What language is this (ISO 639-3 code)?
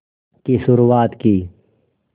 hin